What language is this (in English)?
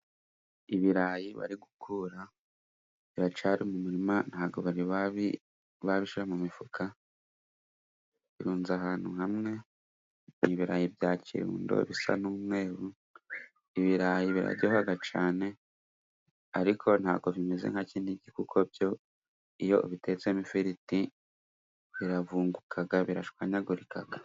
Kinyarwanda